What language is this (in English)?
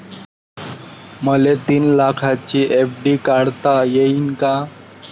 Marathi